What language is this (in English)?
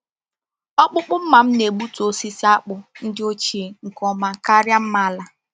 Igbo